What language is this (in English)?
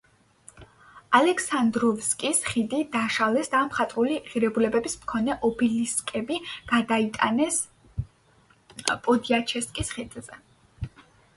Georgian